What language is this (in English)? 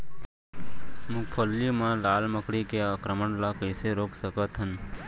Chhattisgarhi